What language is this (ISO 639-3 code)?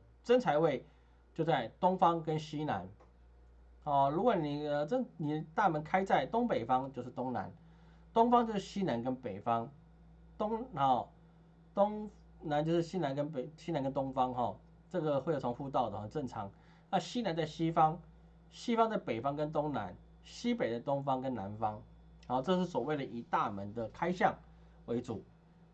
zho